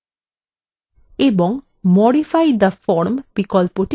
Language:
Bangla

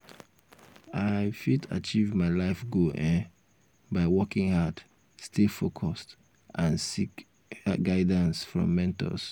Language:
Nigerian Pidgin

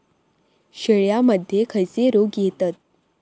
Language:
Marathi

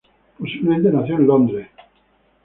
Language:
Spanish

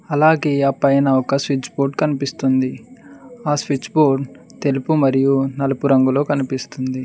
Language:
Telugu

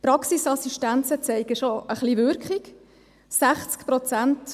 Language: Swiss German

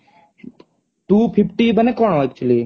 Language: Odia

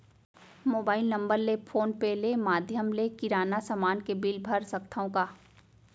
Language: Chhattisgarhi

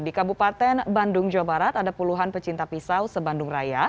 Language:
Indonesian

